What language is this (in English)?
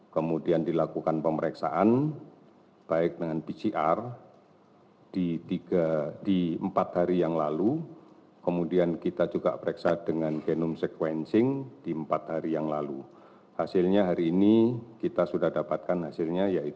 Indonesian